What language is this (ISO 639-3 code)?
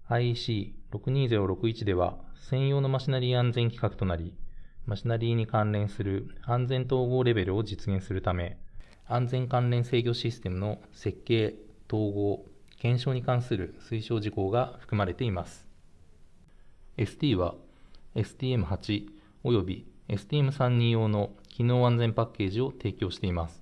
jpn